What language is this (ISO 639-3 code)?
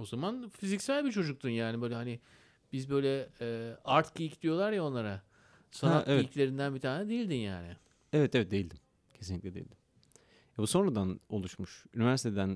tur